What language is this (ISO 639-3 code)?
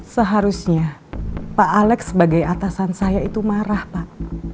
ind